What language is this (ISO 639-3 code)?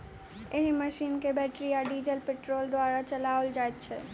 mai